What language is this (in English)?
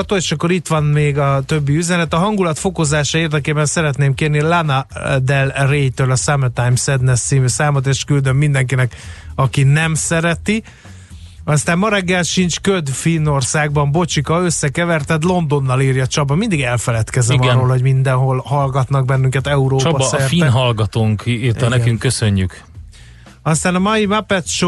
Hungarian